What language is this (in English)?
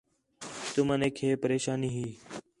Khetrani